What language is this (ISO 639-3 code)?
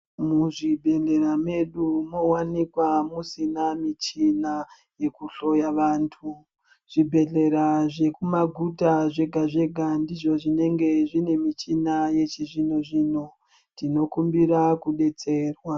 ndc